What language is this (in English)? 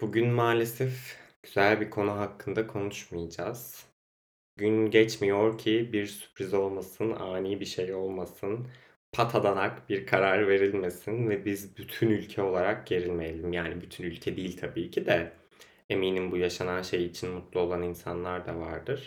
Turkish